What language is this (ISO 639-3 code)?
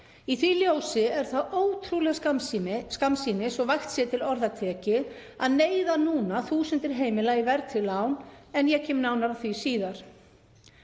isl